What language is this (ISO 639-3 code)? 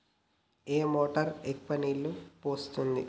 tel